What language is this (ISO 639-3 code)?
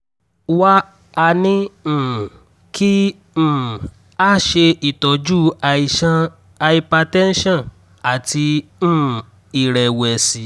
yor